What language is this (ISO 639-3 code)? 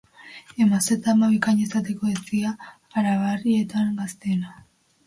eus